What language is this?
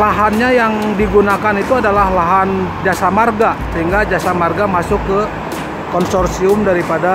Indonesian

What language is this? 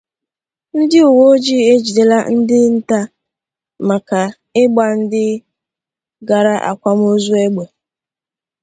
Igbo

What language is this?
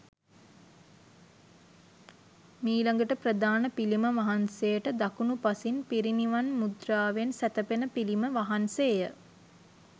Sinhala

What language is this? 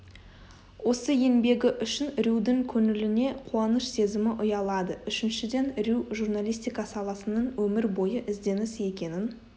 Kazakh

